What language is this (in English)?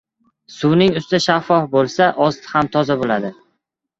Uzbek